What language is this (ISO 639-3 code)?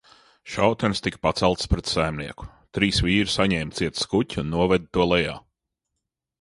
lav